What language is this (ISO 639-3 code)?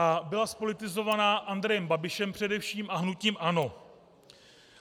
ces